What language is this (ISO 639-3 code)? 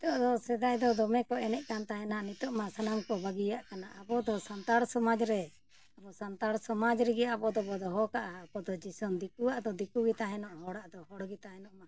sat